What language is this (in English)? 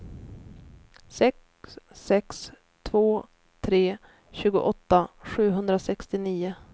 Swedish